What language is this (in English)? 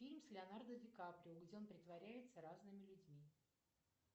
Russian